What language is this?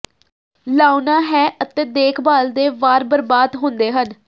Punjabi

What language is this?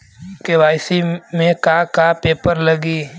Bhojpuri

